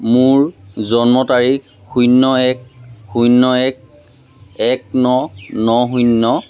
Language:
Assamese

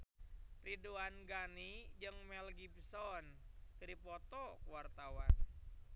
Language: Sundanese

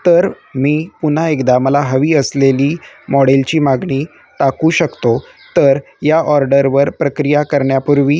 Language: Marathi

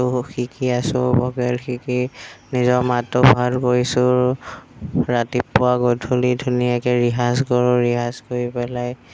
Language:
Assamese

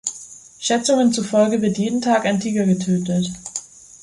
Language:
German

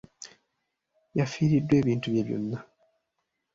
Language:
Ganda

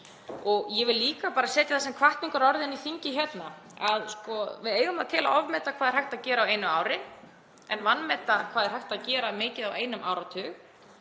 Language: Icelandic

